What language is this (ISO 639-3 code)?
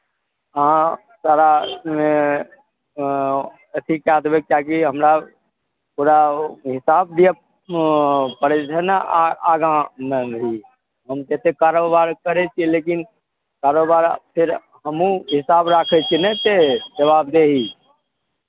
mai